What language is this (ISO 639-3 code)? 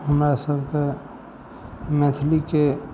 mai